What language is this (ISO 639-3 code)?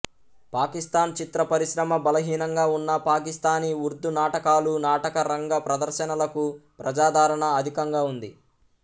tel